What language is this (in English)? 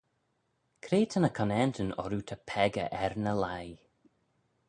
Manx